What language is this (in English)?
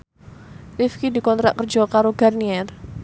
Javanese